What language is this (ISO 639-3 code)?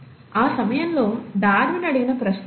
tel